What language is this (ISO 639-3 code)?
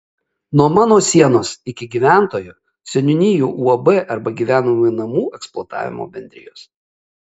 lit